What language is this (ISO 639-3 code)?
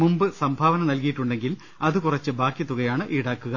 mal